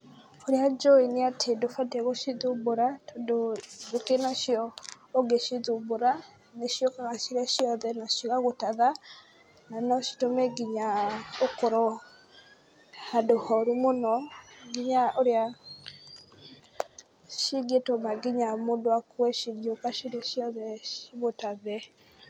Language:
Kikuyu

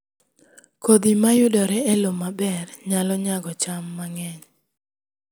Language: Luo (Kenya and Tanzania)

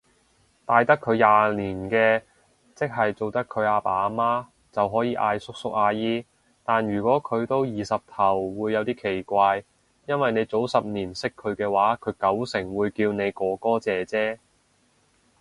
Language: Cantonese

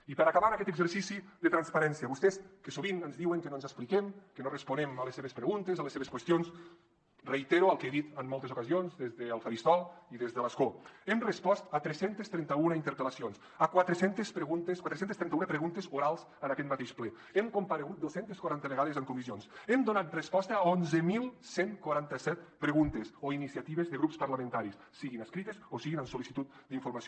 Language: Catalan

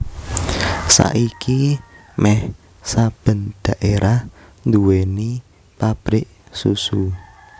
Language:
Javanese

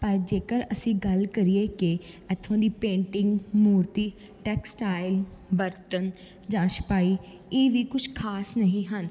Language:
Punjabi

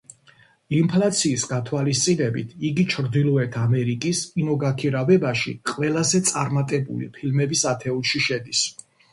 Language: Georgian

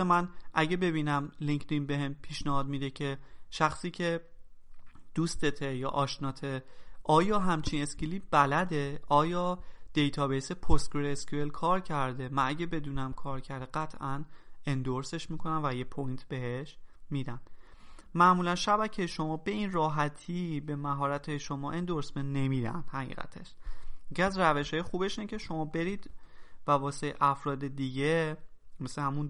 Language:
Persian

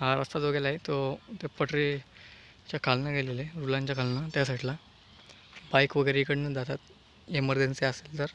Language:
Marathi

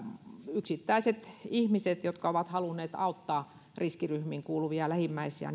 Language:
Finnish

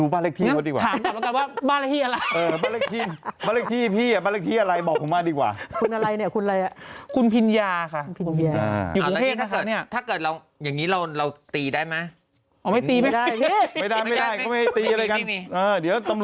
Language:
Thai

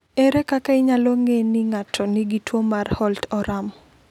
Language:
Luo (Kenya and Tanzania)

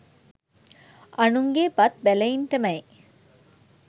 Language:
Sinhala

